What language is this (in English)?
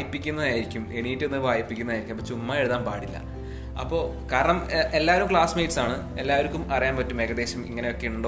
Malayalam